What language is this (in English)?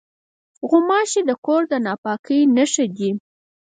Pashto